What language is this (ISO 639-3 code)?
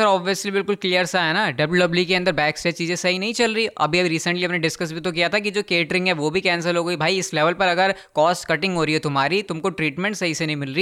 hin